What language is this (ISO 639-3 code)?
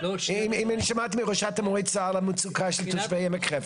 heb